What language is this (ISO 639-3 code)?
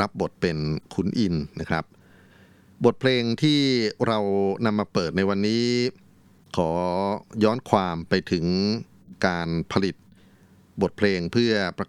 tha